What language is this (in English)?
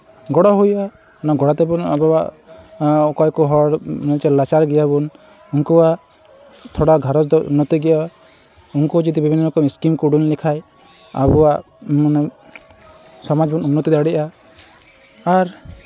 Santali